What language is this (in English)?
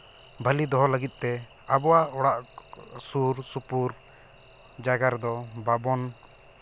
Santali